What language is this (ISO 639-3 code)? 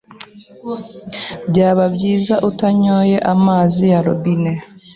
kin